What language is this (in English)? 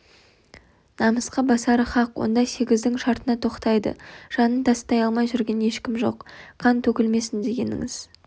Kazakh